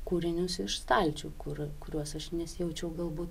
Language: Lithuanian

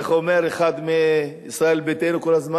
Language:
Hebrew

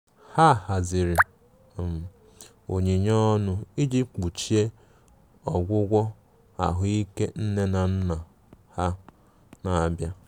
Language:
Igbo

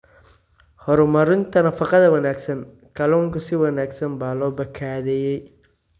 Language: Somali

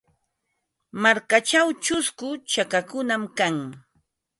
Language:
Ambo-Pasco Quechua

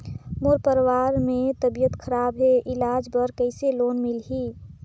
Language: Chhattisgarhi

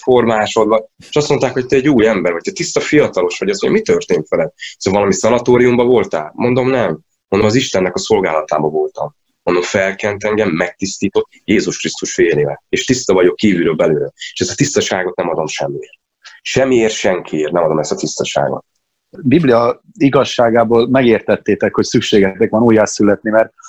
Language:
Hungarian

